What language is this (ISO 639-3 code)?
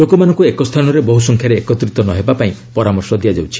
ori